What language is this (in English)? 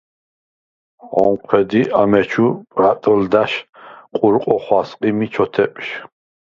Svan